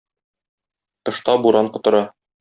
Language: Tatar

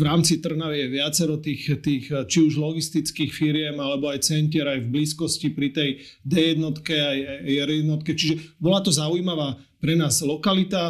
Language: Slovak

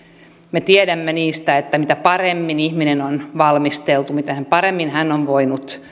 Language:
Finnish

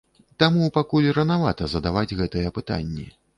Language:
Belarusian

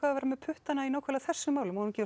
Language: Icelandic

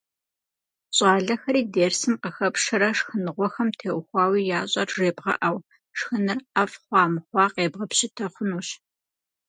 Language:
Kabardian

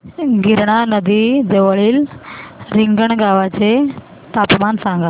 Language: Marathi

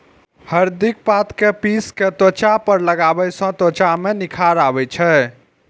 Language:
Maithili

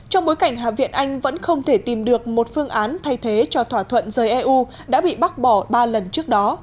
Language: Vietnamese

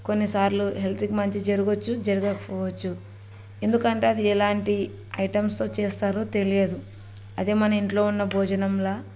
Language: Telugu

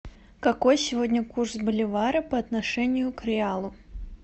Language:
Russian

